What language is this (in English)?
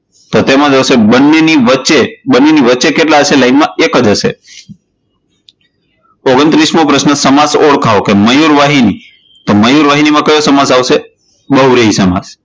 Gujarati